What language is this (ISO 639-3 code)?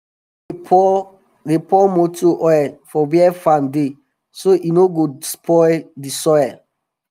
pcm